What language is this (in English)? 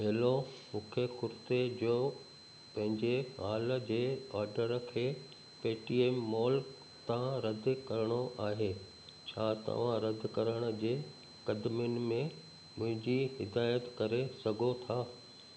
Sindhi